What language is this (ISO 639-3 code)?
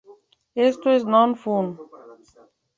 spa